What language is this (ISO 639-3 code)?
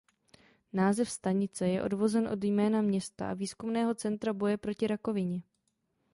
ces